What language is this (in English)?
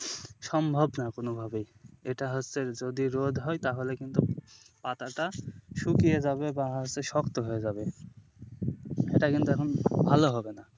Bangla